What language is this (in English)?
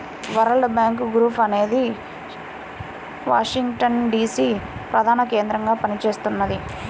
Telugu